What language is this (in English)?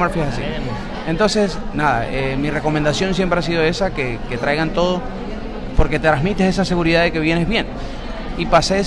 Spanish